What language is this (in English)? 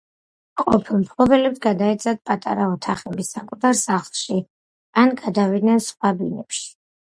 Georgian